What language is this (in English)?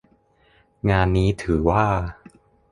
Thai